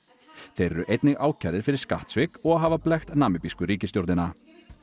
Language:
Icelandic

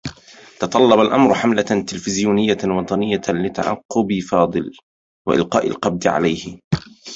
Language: Arabic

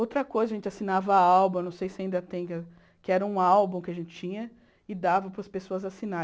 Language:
Portuguese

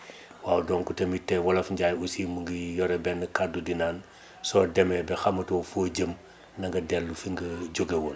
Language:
Wolof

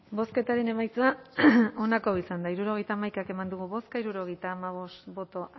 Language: Basque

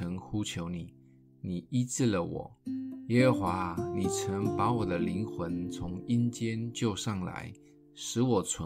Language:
Chinese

